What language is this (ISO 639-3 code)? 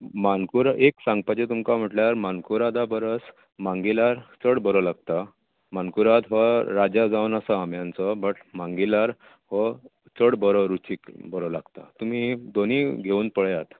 kok